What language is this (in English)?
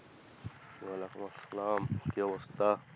Bangla